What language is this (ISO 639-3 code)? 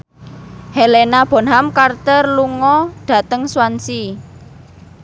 jav